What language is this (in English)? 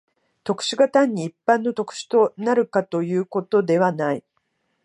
Japanese